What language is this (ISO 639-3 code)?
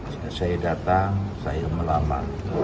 ind